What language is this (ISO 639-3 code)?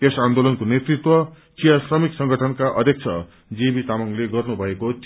nep